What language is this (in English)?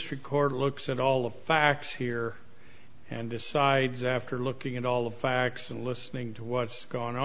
English